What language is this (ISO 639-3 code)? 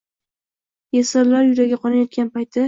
uzb